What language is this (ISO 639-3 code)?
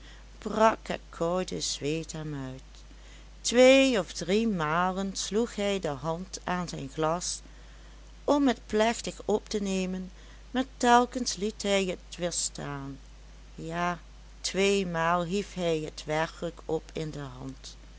nld